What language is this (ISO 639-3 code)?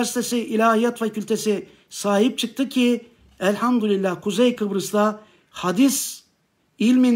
tur